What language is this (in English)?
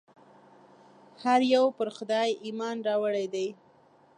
Pashto